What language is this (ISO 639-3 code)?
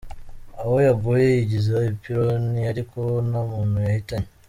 kin